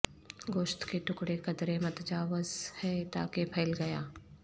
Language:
Urdu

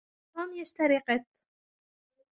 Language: Arabic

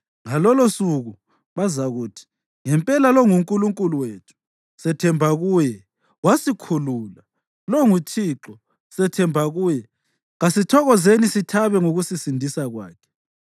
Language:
North Ndebele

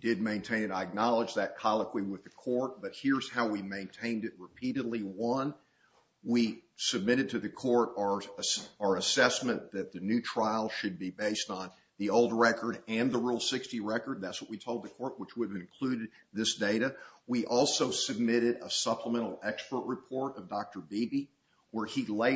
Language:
English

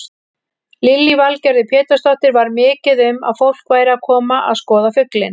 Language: Icelandic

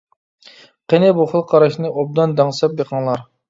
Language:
Uyghur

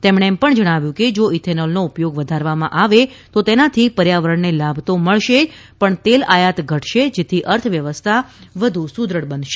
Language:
Gujarati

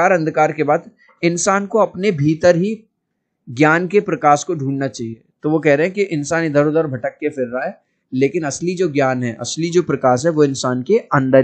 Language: Hindi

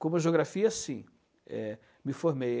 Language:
Portuguese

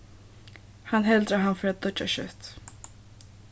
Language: Faroese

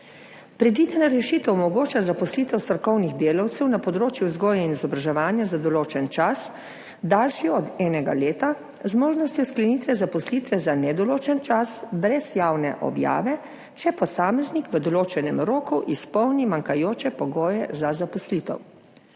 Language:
Slovenian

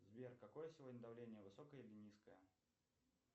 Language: Russian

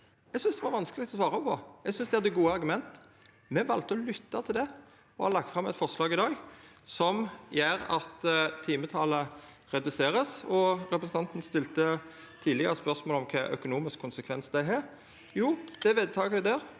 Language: Norwegian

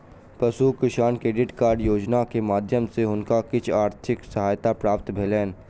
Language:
Maithili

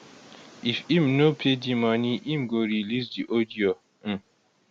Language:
Nigerian Pidgin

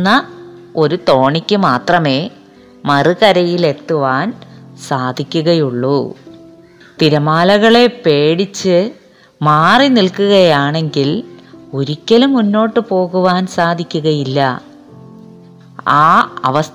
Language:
Malayalam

